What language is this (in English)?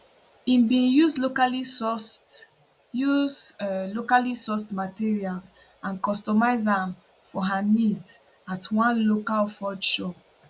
Nigerian Pidgin